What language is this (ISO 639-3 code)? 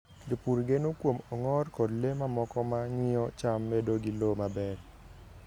luo